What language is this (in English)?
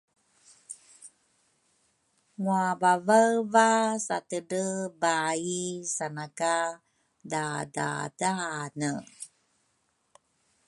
Rukai